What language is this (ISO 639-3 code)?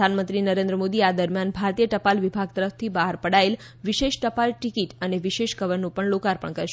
guj